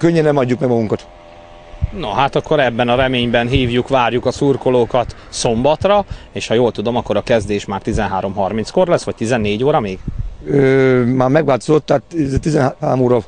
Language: Hungarian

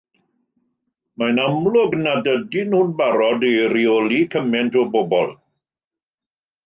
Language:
Welsh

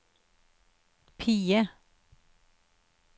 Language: Norwegian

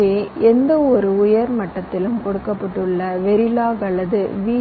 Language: Tamil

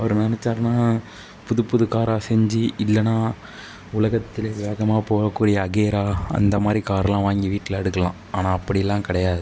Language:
Tamil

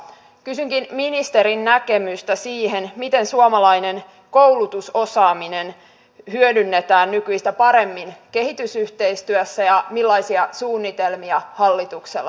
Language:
Finnish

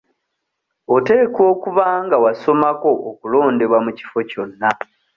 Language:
Ganda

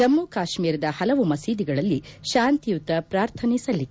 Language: Kannada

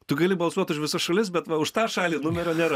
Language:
Lithuanian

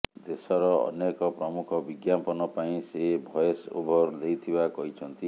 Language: Odia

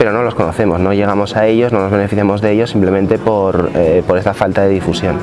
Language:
Spanish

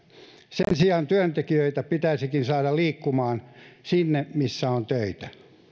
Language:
Finnish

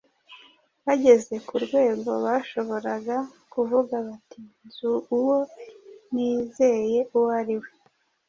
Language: Kinyarwanda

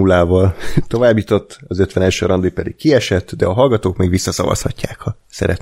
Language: Hungarian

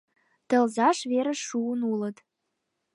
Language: Mari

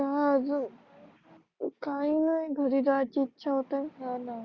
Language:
Marathi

